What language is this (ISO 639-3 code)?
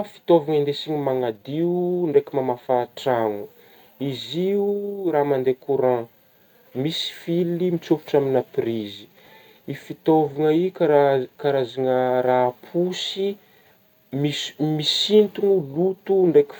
bmm